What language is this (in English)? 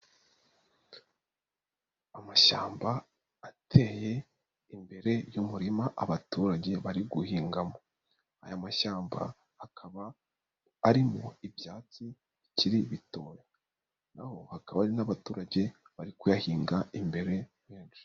Kinyarwanda